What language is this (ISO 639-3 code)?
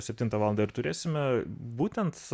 lit